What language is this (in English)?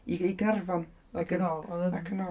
Welsh